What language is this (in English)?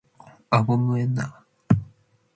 Matsés